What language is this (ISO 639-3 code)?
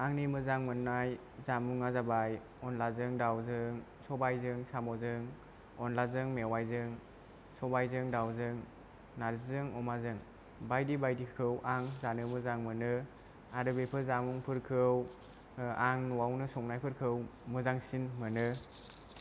brx